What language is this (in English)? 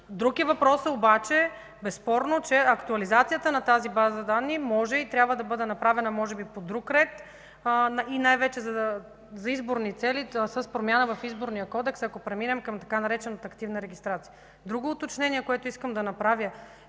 Bulgarian